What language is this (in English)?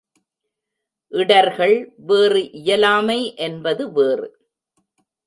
Tamil